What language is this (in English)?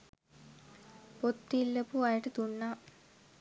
Sinhala